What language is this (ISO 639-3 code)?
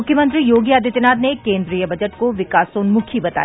hin